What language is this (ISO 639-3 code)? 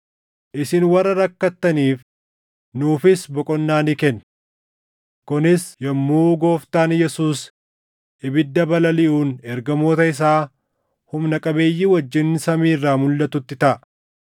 orm